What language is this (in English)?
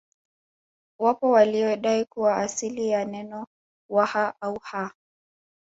Swahili